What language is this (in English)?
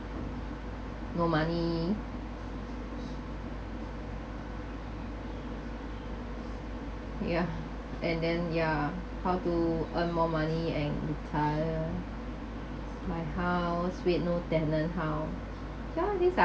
English